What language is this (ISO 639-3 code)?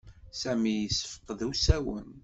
kab